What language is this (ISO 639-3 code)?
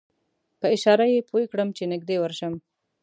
pus